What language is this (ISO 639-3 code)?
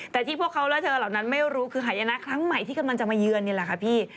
tha